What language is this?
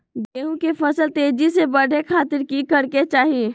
Magahi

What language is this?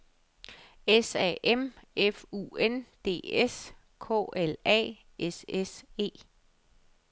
Danish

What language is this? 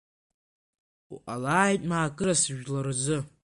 Abkhazian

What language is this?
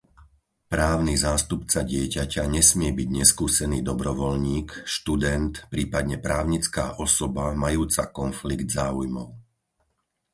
Slovak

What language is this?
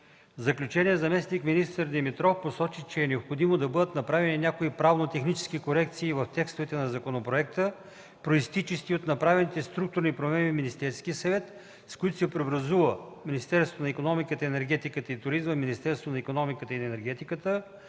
Bulgarian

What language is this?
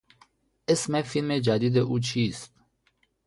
Persian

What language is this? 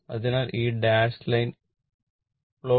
Malayalam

